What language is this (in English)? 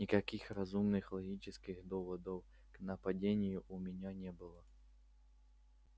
Russian